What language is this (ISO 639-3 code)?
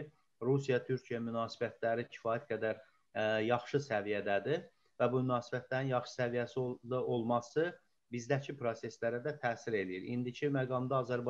tur